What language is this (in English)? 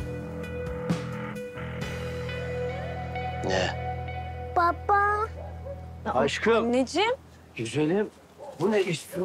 Turkish